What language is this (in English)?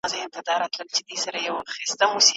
Pashto